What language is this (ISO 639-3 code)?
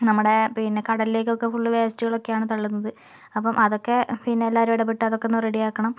mal